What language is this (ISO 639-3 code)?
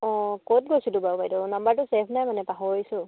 asm